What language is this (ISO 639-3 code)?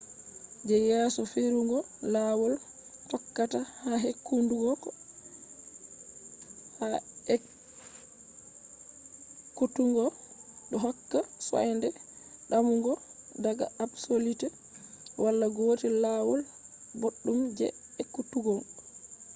ful